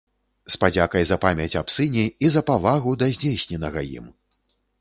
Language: Belarusian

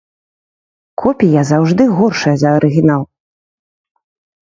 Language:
Belarusian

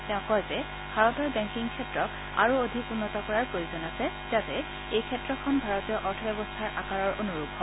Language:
Assamese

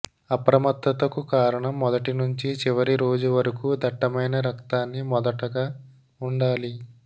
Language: Telugu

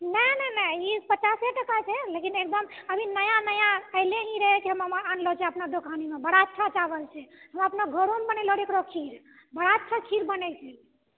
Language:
Maithili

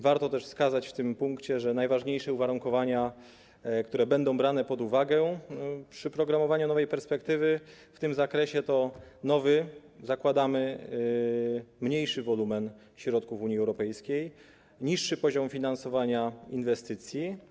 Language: Polish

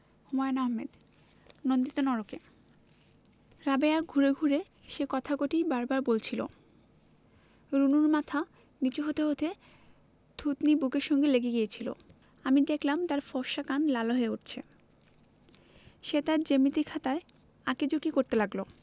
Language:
Bangla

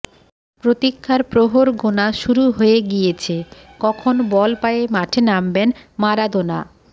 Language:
Bangla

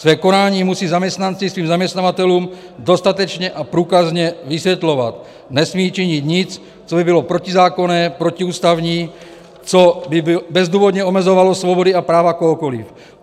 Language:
Czech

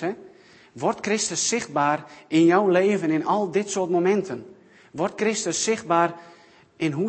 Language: Dutch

